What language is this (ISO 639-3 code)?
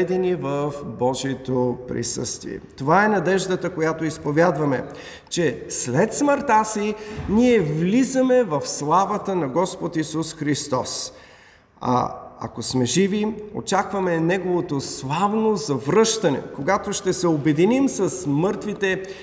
bul